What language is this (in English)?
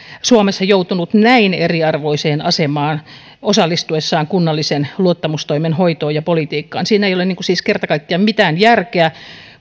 Finnish